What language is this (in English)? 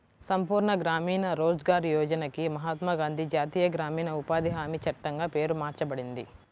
Telugu